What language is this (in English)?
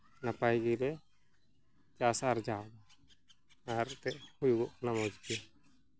Santali